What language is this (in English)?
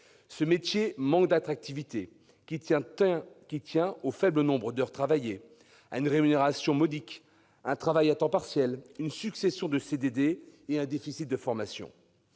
French